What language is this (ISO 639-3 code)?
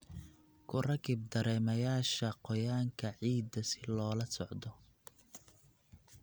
som